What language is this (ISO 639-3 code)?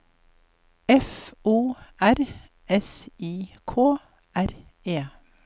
nor